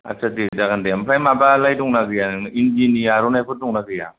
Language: Bodo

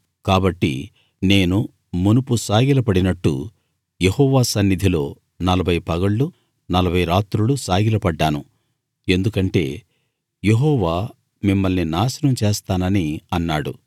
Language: Telugu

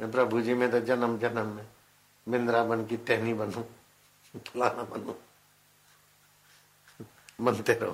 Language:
Hindi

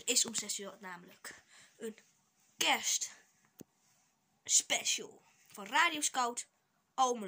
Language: Dutch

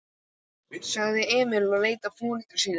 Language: Icelandic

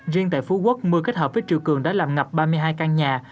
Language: Vietnamese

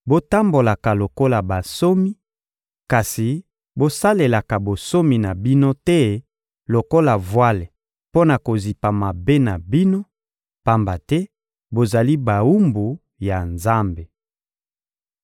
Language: Lingala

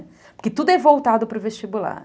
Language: Portuguese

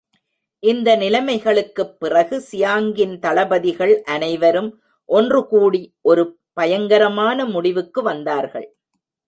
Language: Tamil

